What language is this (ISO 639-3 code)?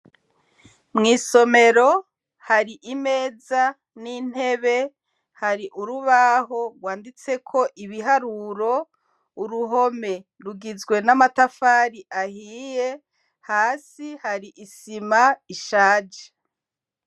run